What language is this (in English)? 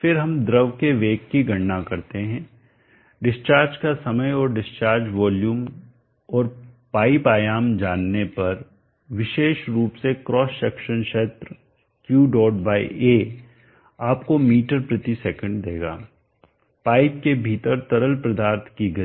Hindi